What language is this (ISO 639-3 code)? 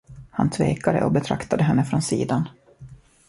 swe